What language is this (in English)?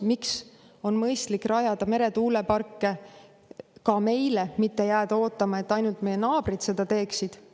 Estonian